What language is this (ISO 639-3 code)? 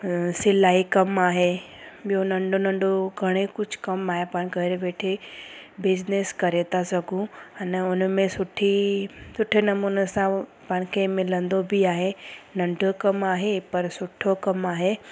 snd